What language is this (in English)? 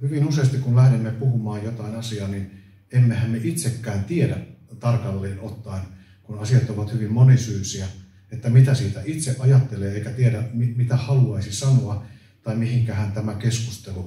Finnish